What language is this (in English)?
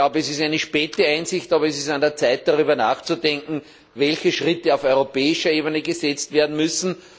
German